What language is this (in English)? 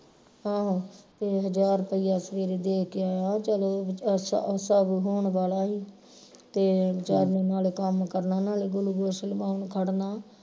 Punjabi